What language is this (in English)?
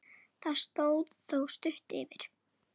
Icelandic